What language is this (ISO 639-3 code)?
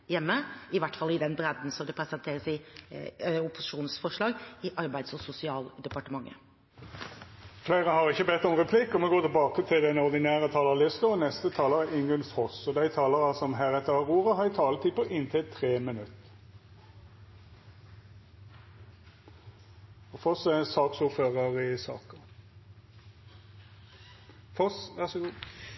nor